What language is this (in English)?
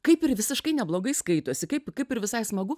Lithuanian